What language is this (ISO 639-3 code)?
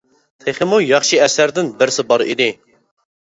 uig